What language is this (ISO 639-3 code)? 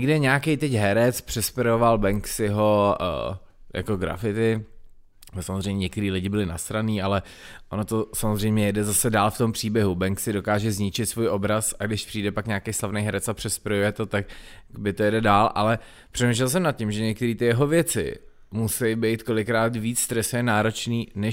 ces